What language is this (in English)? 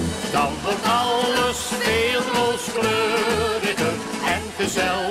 Dutch